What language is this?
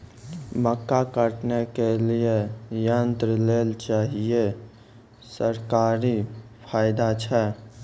Maithili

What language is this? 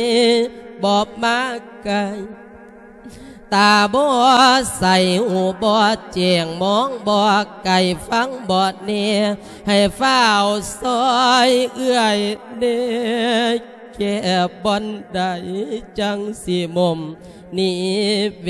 Thai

